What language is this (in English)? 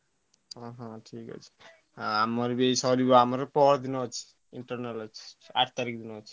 Odia